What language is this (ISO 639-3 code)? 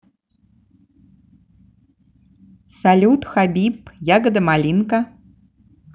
rus